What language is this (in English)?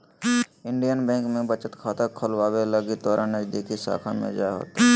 Magahi